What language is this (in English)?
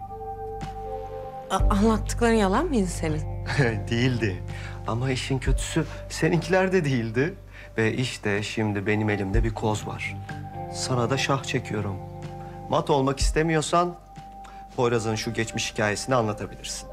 Turkish